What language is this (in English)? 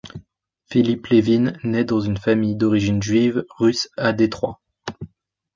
French